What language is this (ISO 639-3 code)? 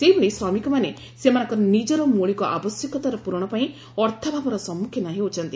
ori